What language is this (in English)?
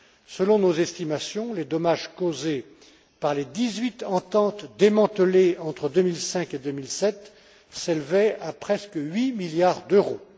French